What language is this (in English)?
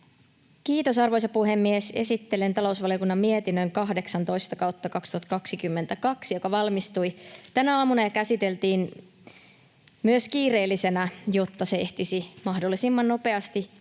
Finnish